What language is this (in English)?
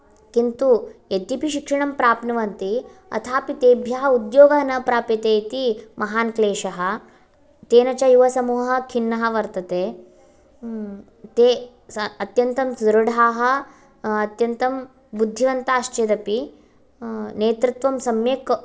Sanskrit